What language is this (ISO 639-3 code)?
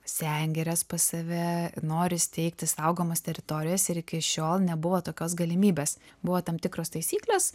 lit